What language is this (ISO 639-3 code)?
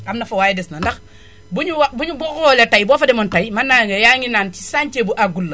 wol